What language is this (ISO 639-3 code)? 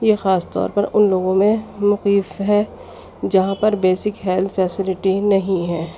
urd